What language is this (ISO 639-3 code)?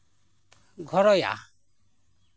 sat